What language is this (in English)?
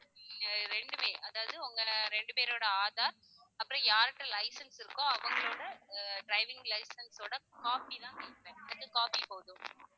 Tamil